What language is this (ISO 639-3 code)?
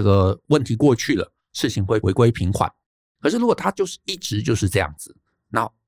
zho